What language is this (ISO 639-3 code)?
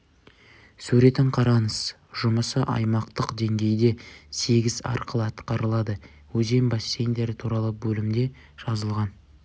kaz